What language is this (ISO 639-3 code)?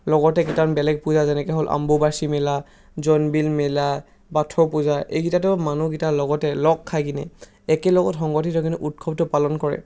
asm